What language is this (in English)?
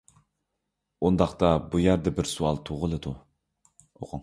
Uyghur